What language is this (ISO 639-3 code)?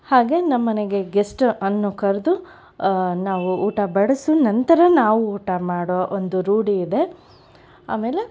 kan